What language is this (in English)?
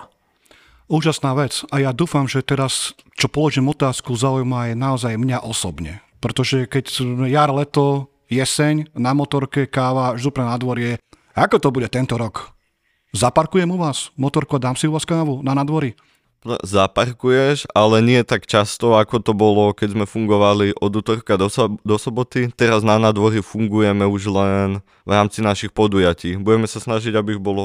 Slovak